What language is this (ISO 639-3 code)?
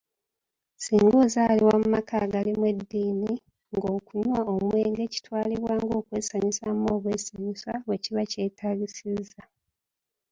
lug